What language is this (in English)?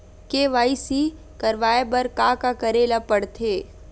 Chhattisgarhi